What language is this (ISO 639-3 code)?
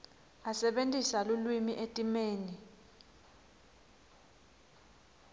ssw